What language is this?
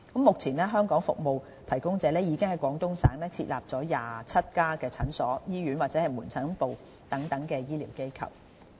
Cantonese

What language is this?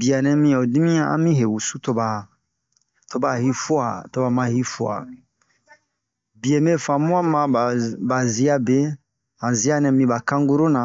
Bomu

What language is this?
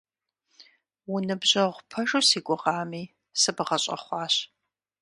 Kabardian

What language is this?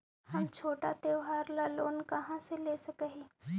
Magahi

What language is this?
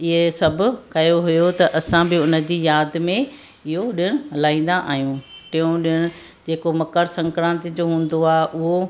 Sindhi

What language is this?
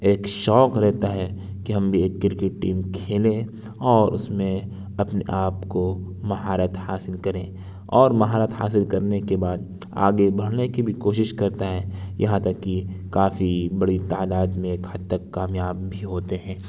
Urdu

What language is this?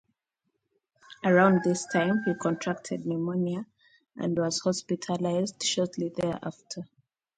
English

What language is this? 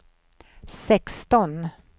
Swedish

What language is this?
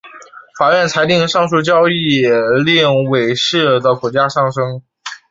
Chinese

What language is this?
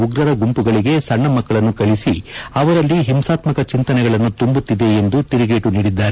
Kannada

